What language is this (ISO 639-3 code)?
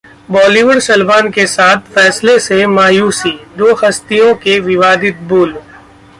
hin